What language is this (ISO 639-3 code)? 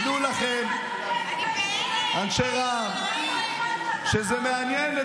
heb